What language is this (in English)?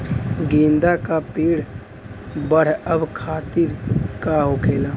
Bhojpuri